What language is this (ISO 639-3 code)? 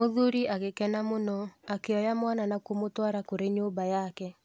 kik